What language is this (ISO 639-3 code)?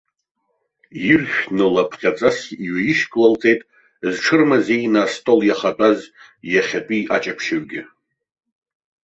abk